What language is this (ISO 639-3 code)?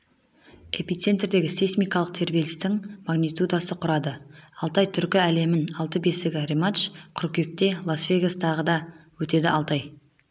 kaz